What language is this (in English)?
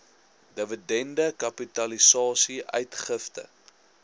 Afrikaans